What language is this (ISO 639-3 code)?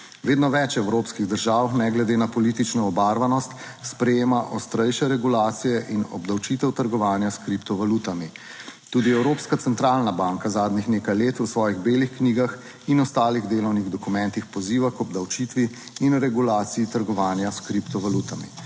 slv